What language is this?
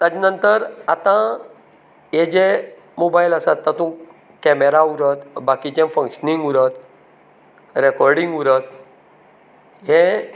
Konkani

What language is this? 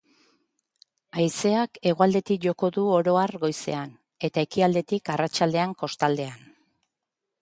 Basque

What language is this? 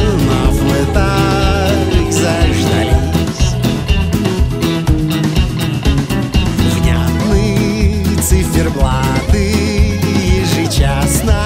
Ukrainian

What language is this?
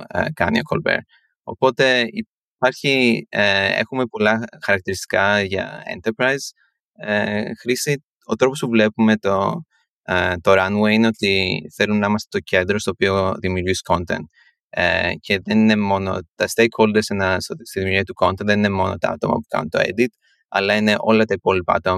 Greek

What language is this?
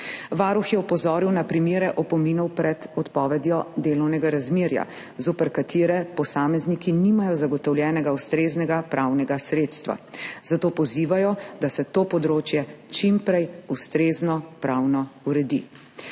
Slovenian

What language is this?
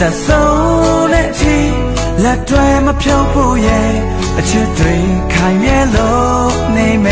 Thai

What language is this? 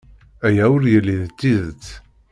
Kabyle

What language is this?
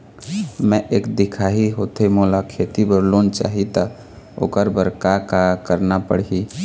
Chhattisgarhi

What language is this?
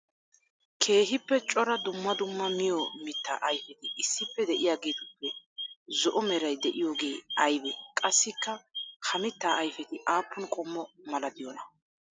Wolaytta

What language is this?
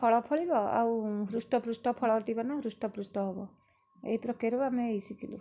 Odia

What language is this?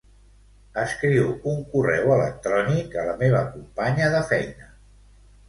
Catalan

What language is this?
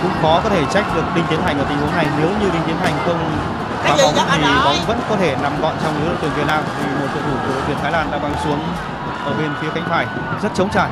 Vietnamese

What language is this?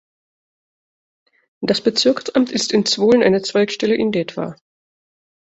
German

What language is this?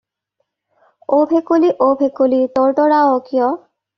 Assamese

